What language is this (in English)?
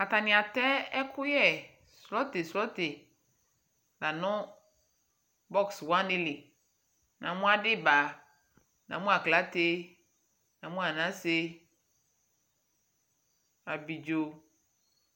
Ikposo